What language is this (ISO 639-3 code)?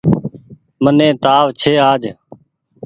gig